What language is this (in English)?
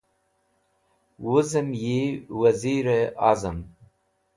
Wakhi